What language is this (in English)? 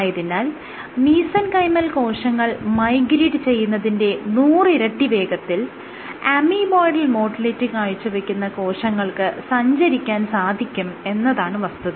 Malayalam